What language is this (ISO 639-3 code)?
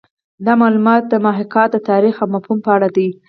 pus